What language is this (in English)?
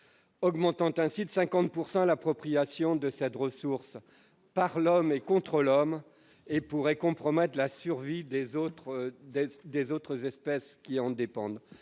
French